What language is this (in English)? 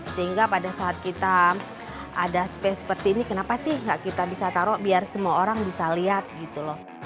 Indonesian